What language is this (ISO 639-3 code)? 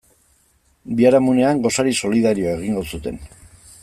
eus